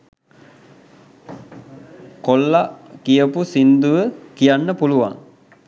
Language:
Sinhala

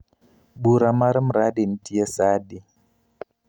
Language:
Luo (Kenya and Tanzania)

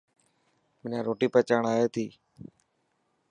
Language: Dhatki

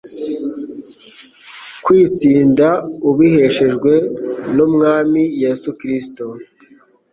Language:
Kinyarwanda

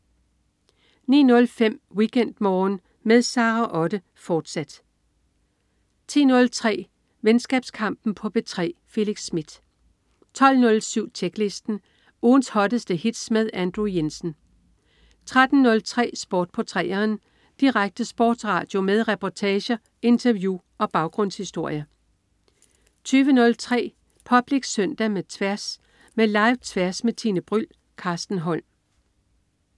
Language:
Danish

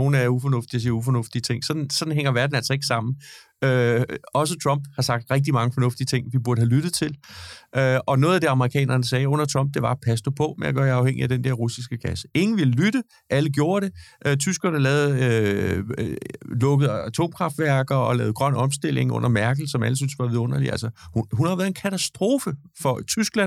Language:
Danish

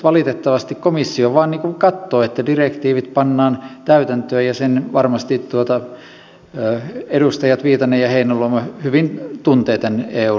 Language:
Finnish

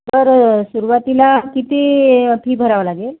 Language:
Marathi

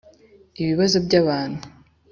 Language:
Kinyarwanda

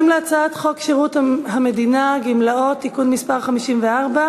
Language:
Hebrew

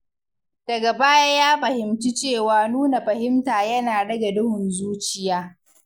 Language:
Hausa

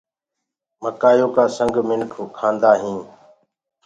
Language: Gurgula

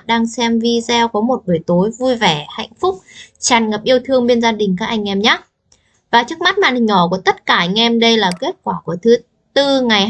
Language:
Vietnamese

